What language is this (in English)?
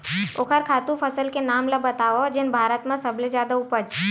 Chhattisgarhi